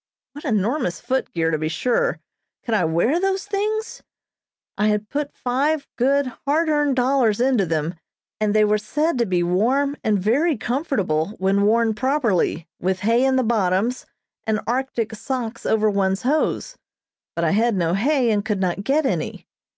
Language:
English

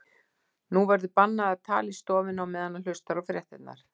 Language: Icelandic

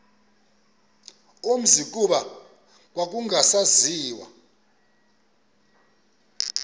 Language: Xhosa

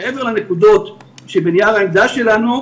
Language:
Hebrew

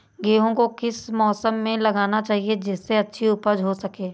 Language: Hindi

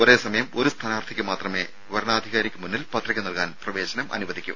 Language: Malayalam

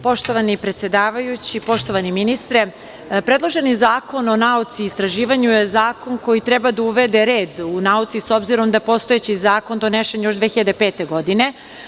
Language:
Serbian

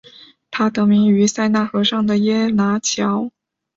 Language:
Chinese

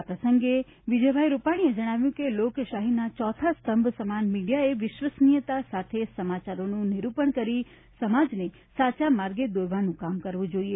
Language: Gujarati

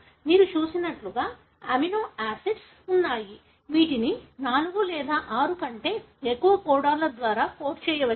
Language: Telugu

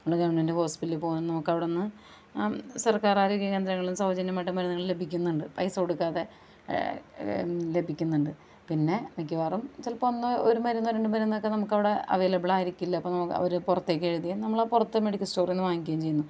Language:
Malayalam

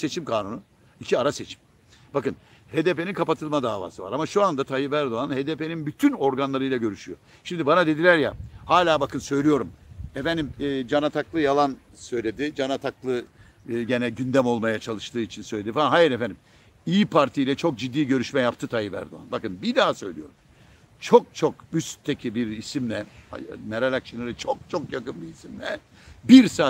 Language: Turkish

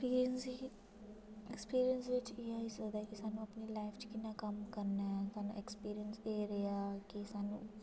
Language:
Dogri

